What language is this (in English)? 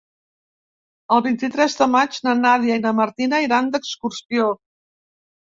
Catalan